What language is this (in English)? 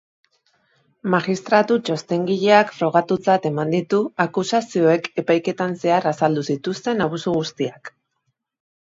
Basque